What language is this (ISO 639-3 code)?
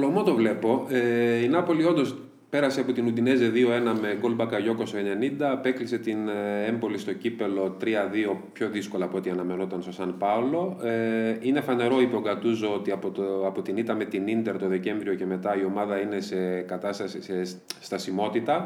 ell